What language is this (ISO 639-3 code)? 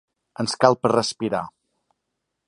cat